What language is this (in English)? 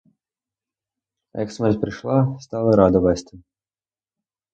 Ukrainian